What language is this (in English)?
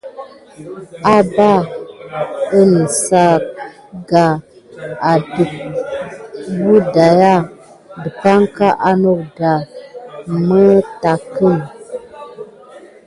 Gidar